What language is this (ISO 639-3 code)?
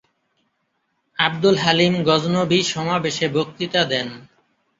ben